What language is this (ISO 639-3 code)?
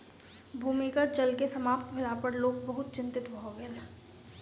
mai